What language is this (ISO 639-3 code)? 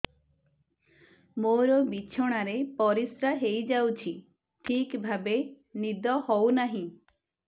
ori